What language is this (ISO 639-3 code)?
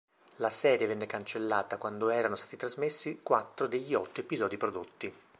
ita